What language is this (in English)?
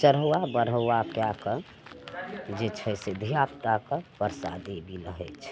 Maithili